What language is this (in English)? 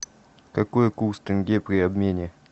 Russian